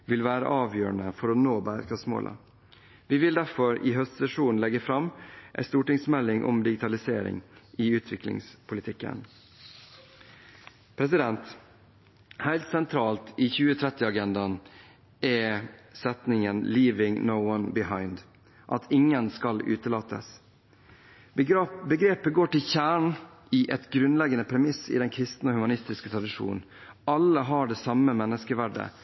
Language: Norwegian Bokmål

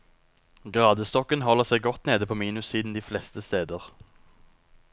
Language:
Norwegian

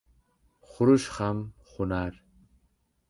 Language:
Uzbek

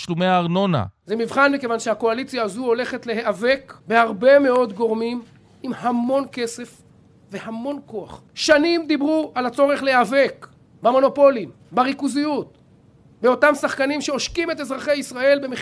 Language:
Hebrew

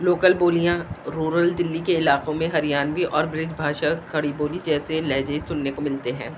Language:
Urdu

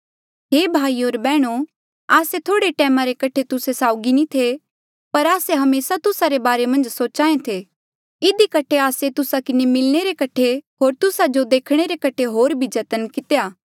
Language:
Mandeali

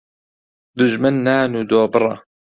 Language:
Central Kurdish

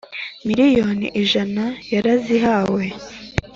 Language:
Kinyarwanda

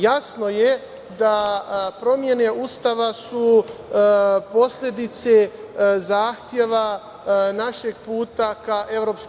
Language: Serbian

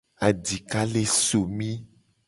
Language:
Gen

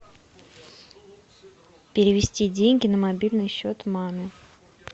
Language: Russian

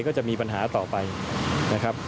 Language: Thai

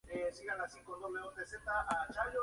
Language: Spanish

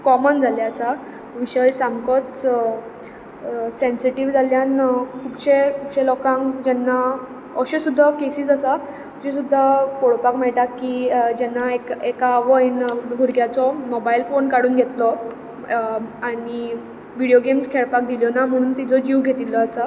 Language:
Konkani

